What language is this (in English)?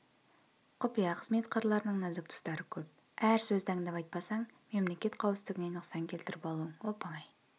Kazakh